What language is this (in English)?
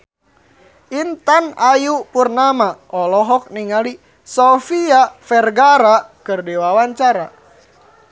Sundanese